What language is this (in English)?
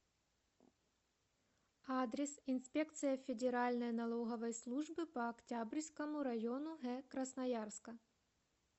Russian